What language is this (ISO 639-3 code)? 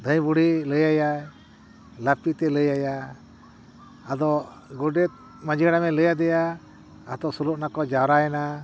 sat